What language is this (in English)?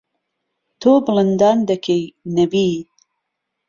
Central Kurdish